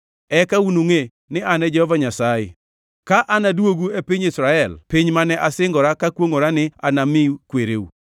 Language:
Luo (Kenya and Tanzania)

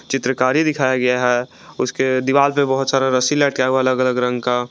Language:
Hindi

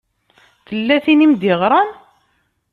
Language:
Kabyle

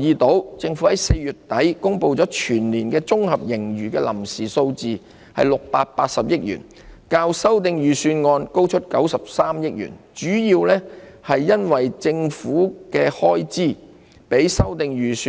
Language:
Cantonese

